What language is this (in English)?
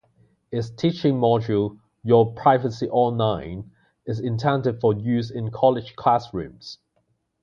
English